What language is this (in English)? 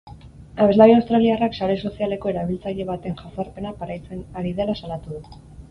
Basque